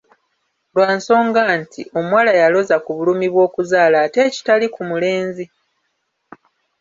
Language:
Ganda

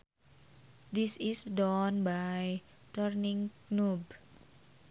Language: Sundanese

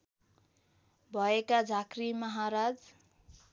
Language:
Nepali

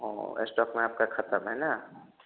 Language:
Hindi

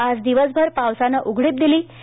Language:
Marathi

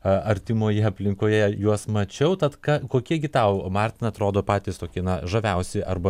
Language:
Lithuanian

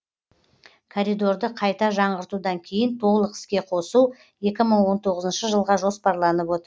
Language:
Kazakh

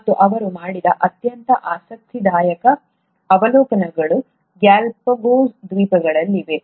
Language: Kannada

